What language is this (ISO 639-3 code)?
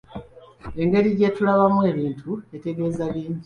lug